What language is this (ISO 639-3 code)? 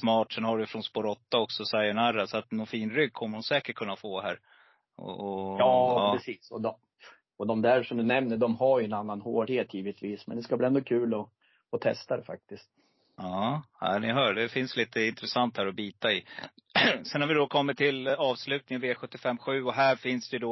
swe